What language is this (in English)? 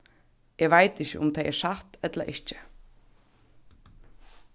Faroese